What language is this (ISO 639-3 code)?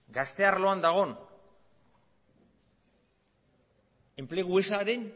eus